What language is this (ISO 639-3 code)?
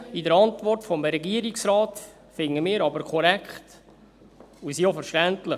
gsw